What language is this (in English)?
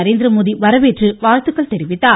Tamil